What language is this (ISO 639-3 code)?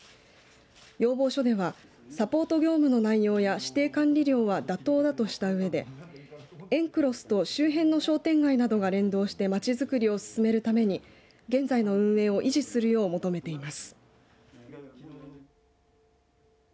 jpn